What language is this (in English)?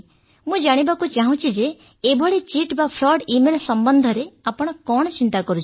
Odia